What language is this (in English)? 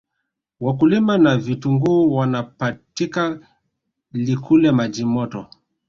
Swahili